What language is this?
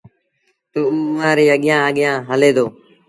Sindhi Bhil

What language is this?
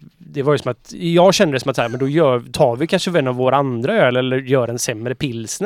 Swedish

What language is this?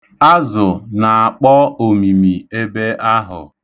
Igbo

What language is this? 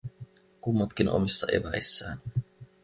Finnish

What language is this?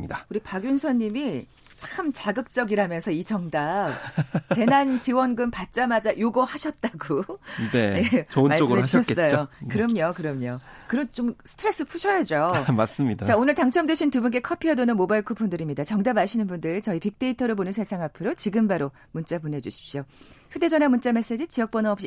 Korean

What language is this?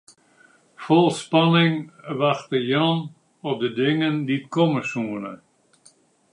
Western Frisian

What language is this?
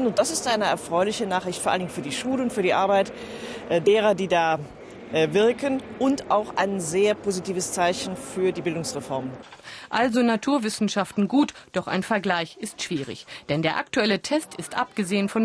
German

